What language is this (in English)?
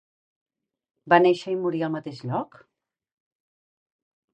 Catalan